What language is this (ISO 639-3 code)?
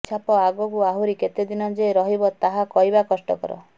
ori